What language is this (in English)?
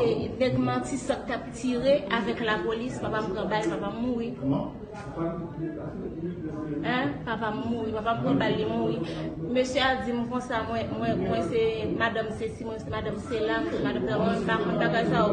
French